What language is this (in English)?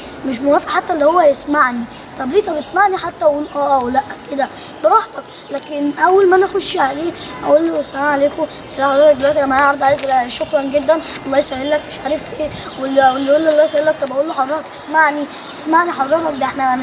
Arabic